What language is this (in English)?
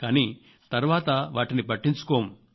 Telugu